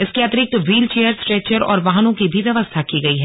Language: Hindi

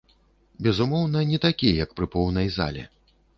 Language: Belarusian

